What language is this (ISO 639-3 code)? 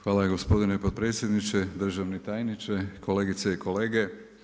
hrv